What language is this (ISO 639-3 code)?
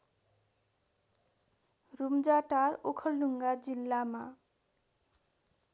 nep